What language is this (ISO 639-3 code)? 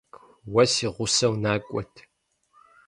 kbd